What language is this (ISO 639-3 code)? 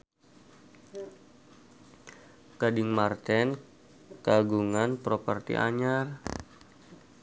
sun